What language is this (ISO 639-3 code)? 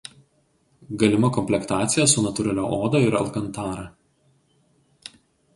lit